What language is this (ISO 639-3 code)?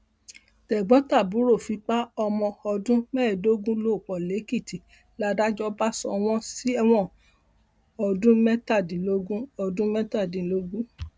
yor